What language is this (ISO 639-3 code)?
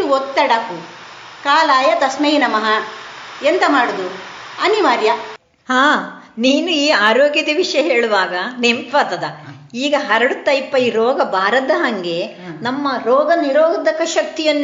kan